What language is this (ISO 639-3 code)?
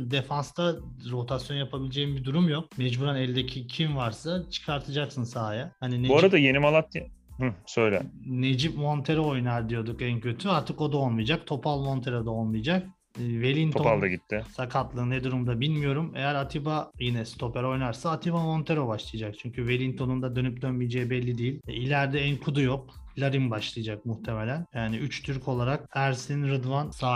tur